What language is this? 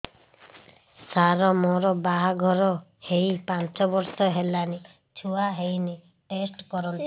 Odia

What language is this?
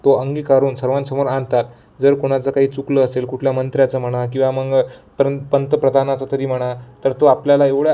Marathi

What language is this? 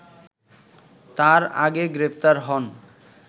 Bangla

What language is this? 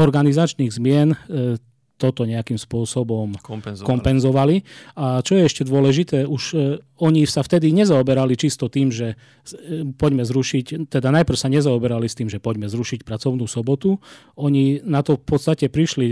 Slovak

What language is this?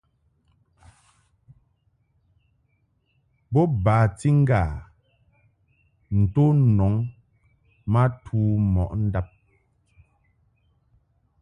Mungaka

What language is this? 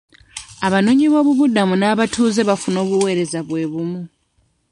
Ganda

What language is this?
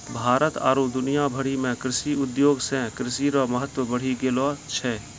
Maithili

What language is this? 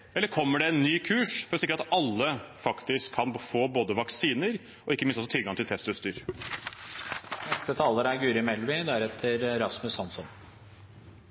Norwegian Bokmål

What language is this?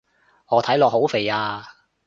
Cantonese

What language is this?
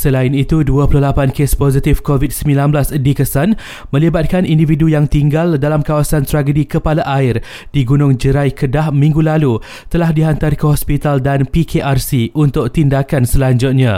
Malay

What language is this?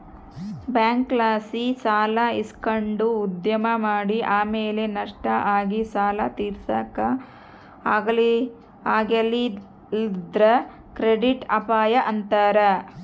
Kannada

